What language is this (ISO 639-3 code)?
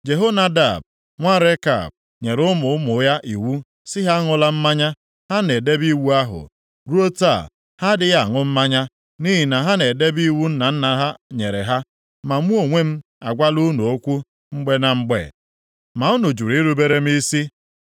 ibo